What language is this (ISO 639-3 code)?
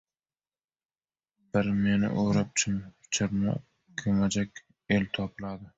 uzb